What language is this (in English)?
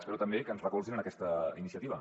Catalan